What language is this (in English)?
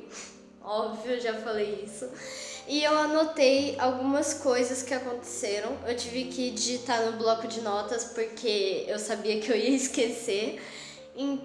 Portuguese